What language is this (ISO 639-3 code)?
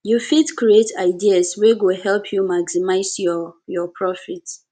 pcm